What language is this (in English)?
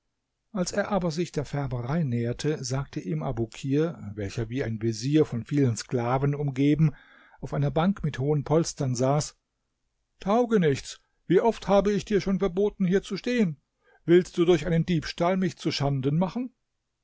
German